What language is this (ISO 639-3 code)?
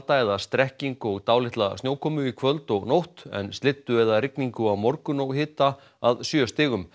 isl